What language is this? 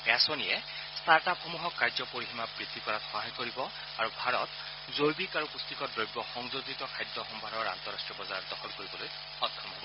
Assamese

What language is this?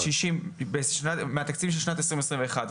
Hebrew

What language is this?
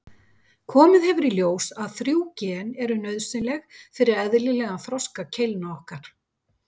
Icelandic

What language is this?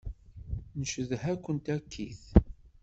Kabyle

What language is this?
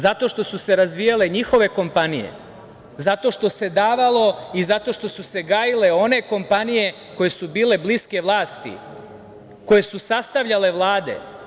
Serbian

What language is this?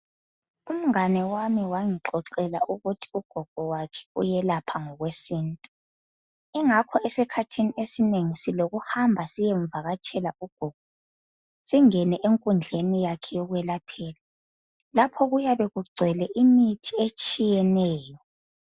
North Ndebele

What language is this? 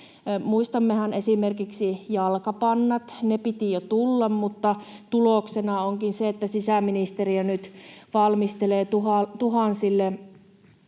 Finnish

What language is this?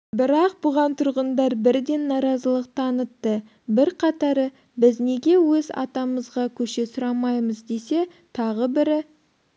Kazakh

